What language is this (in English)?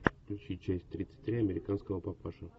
Russian